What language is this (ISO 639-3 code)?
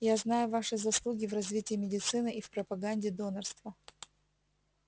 rus